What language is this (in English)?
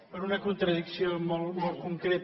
Catalan